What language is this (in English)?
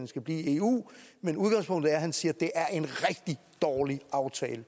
Danish